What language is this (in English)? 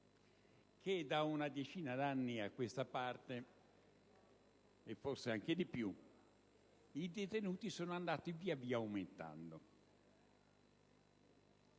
Italian